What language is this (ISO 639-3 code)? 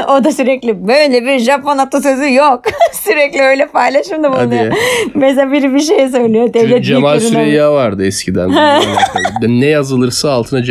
tur